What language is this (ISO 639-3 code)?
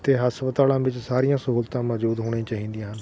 pan